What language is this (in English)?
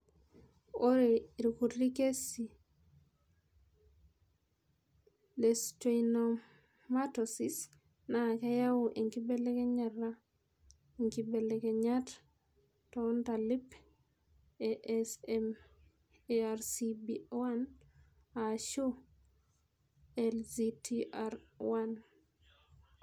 Masai